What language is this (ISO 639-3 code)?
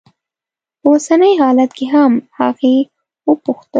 pus